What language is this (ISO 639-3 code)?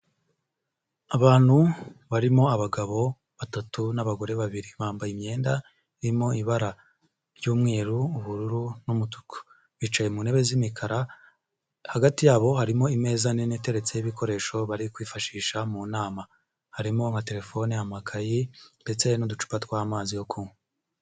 kin